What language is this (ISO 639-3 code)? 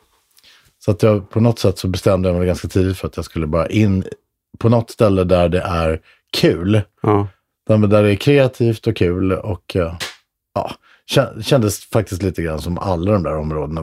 swe